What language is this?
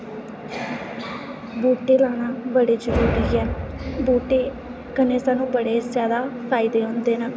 Dogri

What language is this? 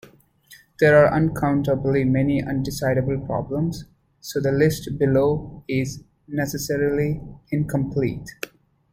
English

